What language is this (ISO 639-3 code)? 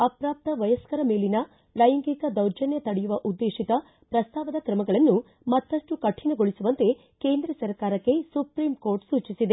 kan